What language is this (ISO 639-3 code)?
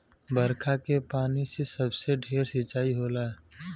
bho